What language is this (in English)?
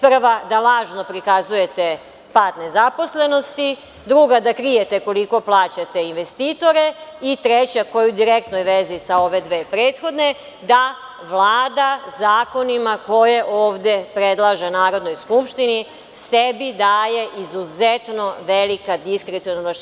Serbian